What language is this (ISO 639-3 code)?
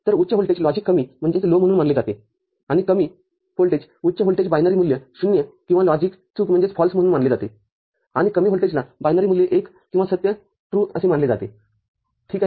mar